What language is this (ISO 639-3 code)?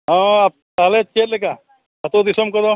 sat